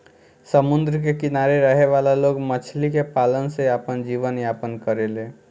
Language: Bhojpuri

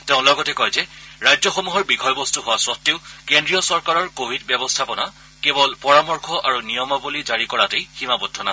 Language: Assamese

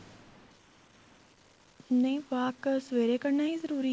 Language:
Punjabi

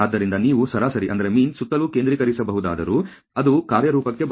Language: Kannada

